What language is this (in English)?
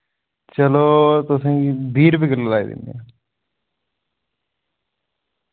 Dogri